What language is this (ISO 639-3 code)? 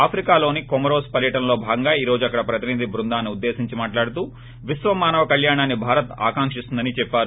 tel